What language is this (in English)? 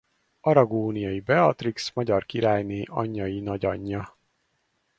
Hungarian